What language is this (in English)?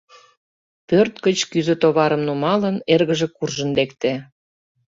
Mari